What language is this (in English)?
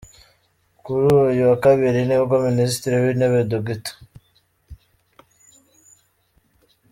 Kinyarwanda